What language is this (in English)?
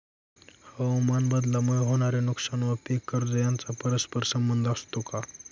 Marathi